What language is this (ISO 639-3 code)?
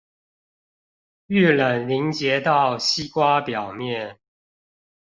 zho